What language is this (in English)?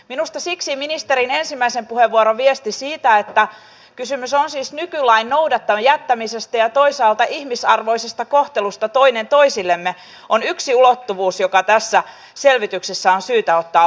Finnish